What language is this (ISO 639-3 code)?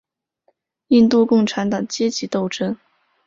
zho